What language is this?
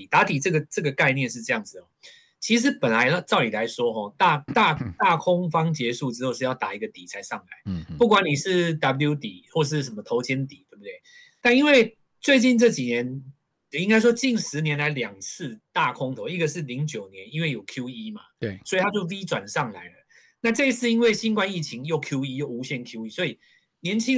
Chinese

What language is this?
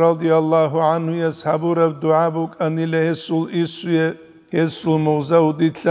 Arabic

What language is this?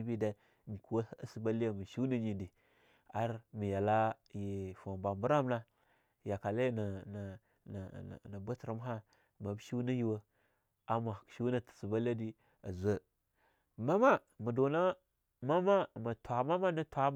Longuda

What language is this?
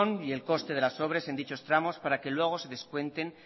Spanish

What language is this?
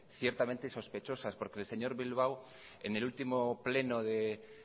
Spanish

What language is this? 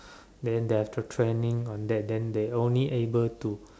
English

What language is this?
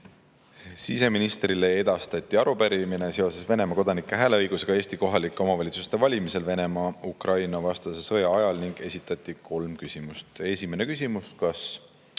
Estonian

